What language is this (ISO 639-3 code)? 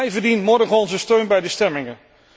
nld